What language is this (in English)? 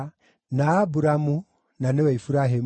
Kikuyu